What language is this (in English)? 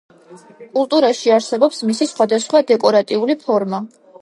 Georgian